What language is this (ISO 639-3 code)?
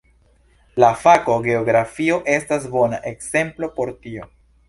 epo